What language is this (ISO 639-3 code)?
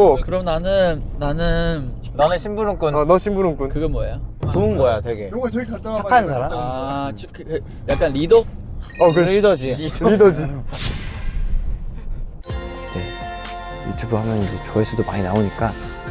kor